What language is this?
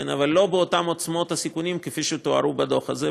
Hebrew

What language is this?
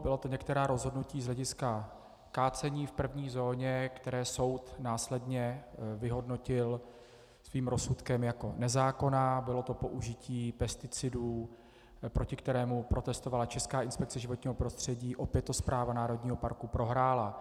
Czech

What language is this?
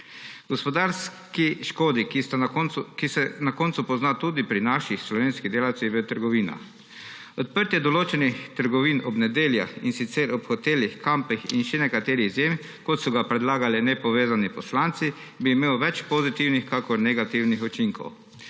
Slovenian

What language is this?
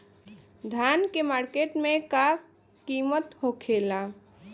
Bhojpuri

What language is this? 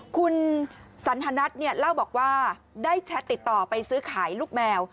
Thai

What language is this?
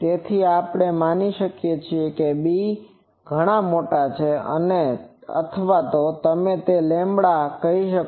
Gujarati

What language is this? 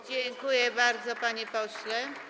Polish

